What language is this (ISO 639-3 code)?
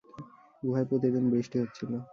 ben